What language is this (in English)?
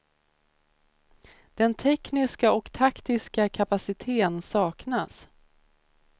Swedish